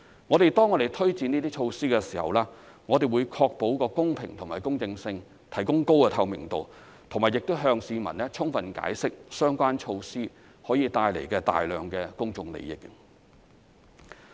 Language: Cantonese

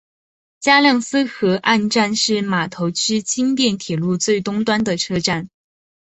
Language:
Chinese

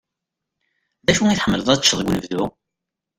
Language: Kabyle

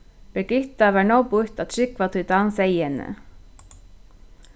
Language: Faroese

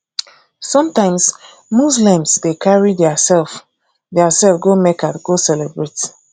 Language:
Nigerian Pidgin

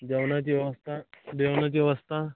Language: Marathi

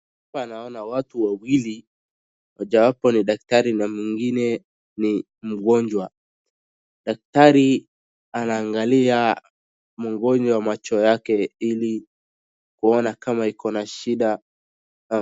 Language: Swahili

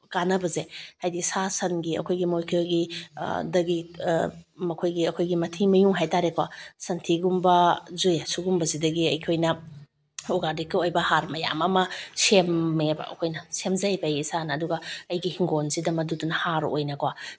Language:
Manipuri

